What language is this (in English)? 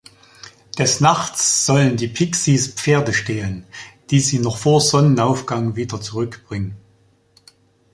German